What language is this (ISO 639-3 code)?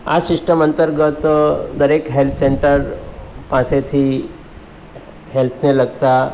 guj